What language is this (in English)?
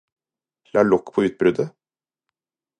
Norwegian Bokmål